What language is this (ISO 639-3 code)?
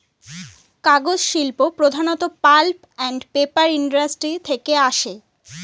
ben